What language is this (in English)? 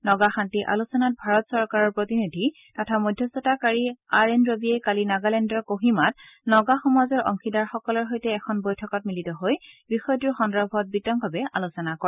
Assamese